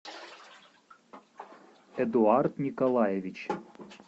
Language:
Russian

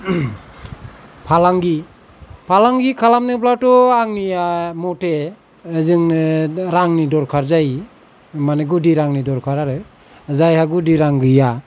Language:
Bodo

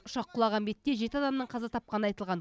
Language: Kazakh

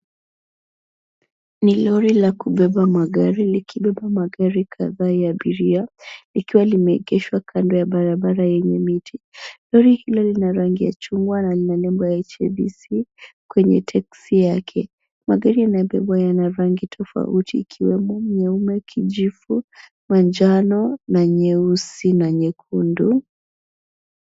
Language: Swahili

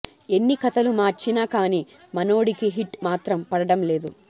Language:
Telugu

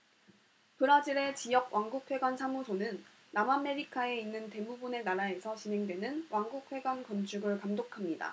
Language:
Korean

